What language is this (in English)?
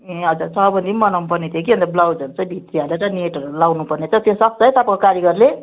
Nepali